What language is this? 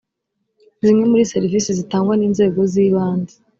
Kinyarwanda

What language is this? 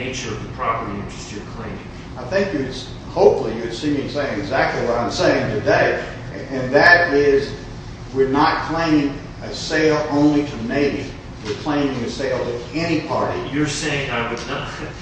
English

